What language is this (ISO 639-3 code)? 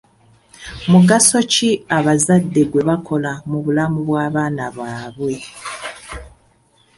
lug